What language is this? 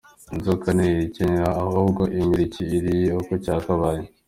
Kinyarwanda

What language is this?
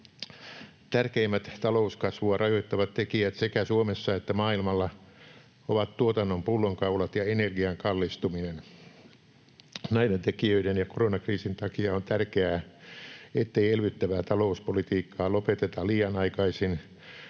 Finnish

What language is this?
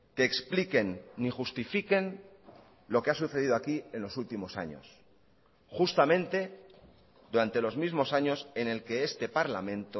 Spanish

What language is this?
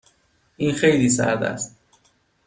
Persian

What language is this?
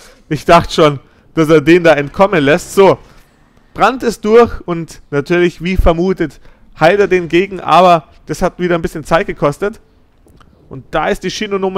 German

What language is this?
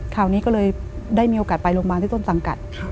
Thai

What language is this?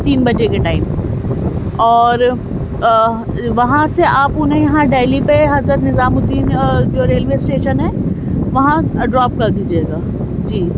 Urdu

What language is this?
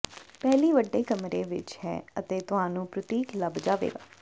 Punjabi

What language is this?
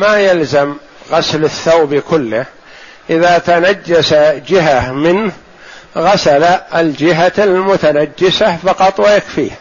Arabic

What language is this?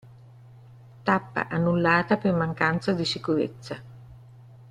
Italian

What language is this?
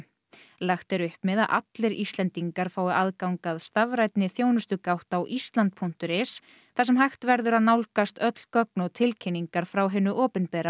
Icelandic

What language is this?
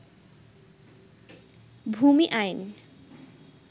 Bangla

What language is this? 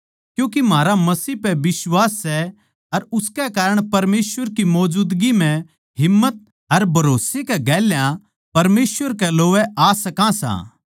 Haryanvi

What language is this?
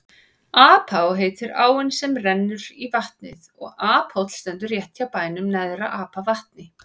Icelandic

